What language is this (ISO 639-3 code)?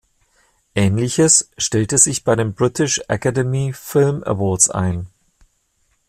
deu